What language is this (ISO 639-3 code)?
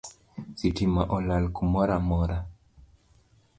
luo